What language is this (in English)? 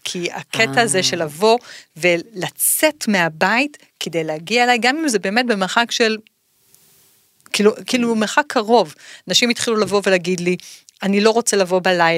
Hebrew